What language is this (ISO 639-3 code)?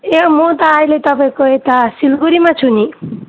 nep